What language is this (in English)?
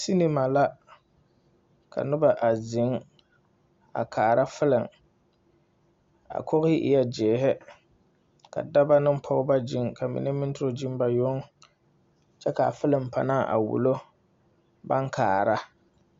Southern Dagaare